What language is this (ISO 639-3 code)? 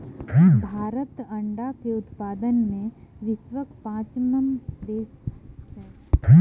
mai